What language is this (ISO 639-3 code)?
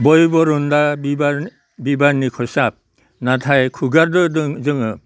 brx